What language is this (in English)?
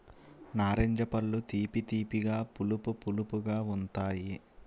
Telugu